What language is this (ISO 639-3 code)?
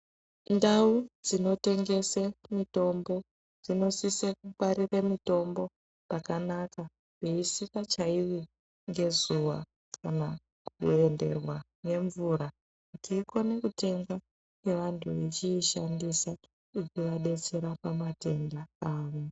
ndc